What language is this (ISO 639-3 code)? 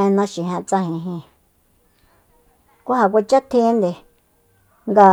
vmp